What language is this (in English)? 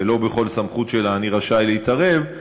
Hebrew